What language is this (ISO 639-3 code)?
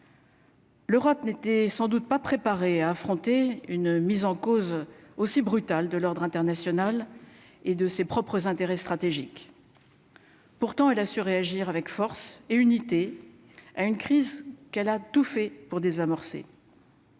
fra